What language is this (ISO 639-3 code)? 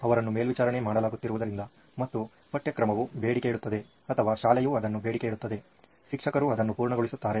kan